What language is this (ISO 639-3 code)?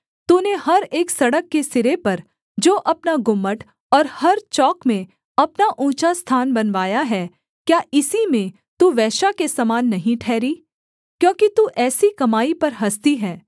hin